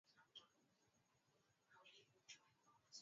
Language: Swahili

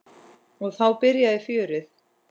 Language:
Icelandic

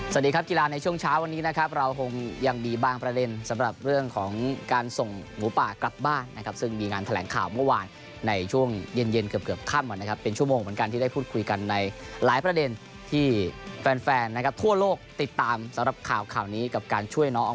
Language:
Thai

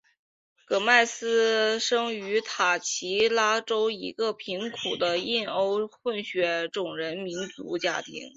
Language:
Chinese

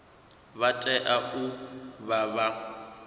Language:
Venda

